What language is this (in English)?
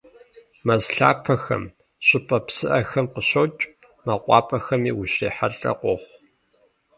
Kabardian